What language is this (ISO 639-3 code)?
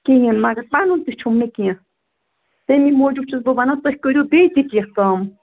kas